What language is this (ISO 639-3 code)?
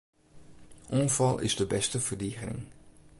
fry